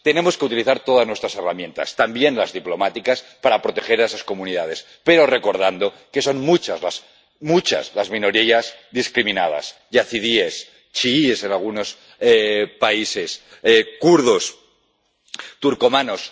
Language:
Spanish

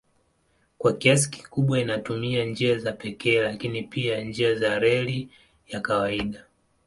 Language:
Swahili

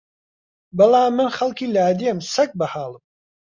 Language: Central Kurdish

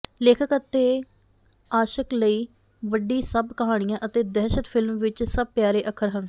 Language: Punjabi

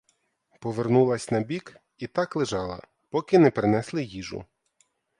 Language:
Ukrainian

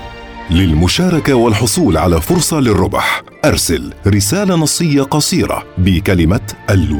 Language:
Arabic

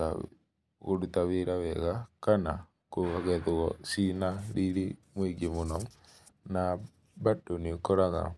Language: Kikuyu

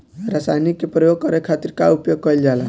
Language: Bhojpuri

